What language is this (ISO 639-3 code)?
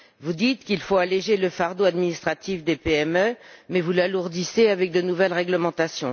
fra